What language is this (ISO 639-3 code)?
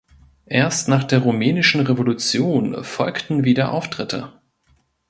deu